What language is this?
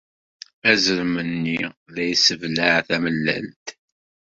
Kabyle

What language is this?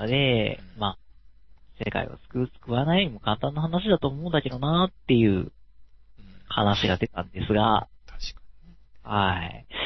Japanese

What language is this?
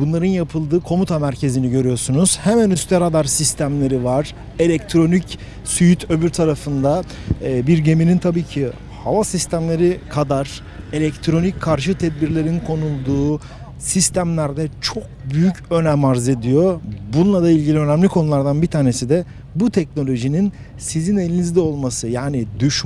Turkish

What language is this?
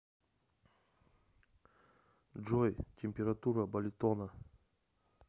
Russian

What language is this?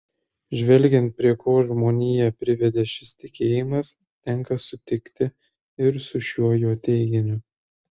Lithuanian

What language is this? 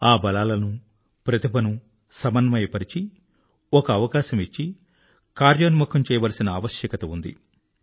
Telugu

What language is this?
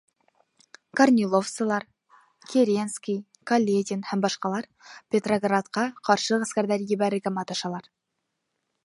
Bashkir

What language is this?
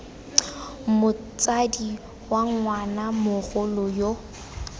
Tswana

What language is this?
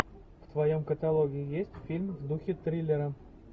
Russian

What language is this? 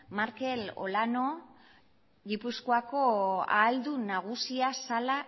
Basque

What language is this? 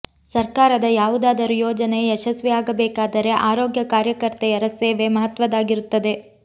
Kannada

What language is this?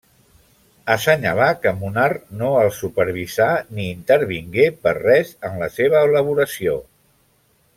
Catalan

